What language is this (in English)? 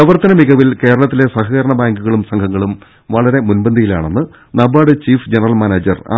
Malayalam